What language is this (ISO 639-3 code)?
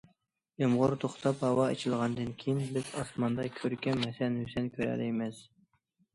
uig